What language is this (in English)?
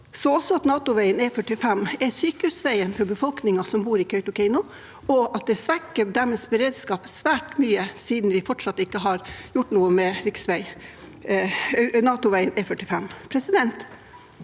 Norwegian